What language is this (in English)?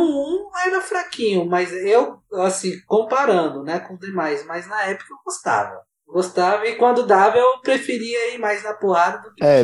Portuguese